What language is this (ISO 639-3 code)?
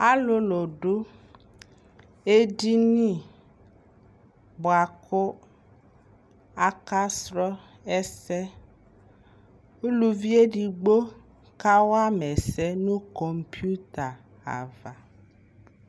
kpo